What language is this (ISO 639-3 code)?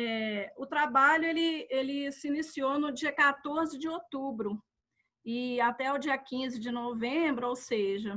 por